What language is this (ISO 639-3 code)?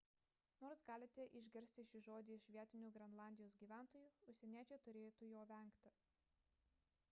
lit